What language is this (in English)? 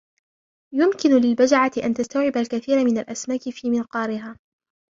Arabic